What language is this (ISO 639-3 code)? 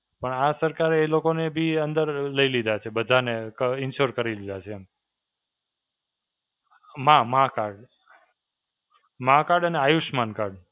guj